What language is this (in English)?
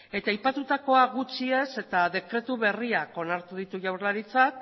Basque